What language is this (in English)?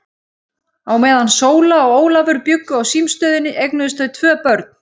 Icelandic